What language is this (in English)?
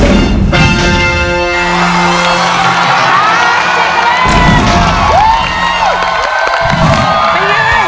Thai